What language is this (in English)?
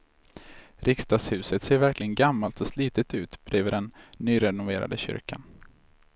Swedish